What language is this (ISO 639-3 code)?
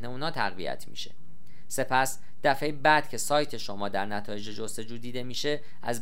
fas